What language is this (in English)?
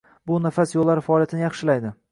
Uzbek